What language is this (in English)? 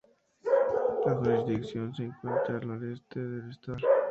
Spanish